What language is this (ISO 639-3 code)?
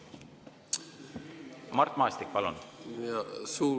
est